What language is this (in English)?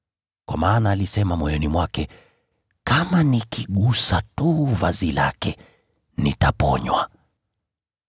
Swahili